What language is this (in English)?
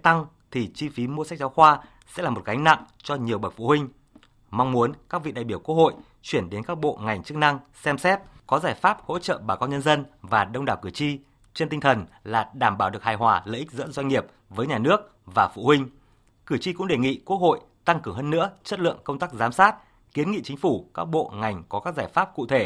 Vietnamese